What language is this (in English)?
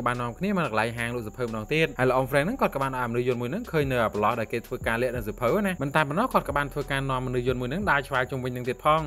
Thai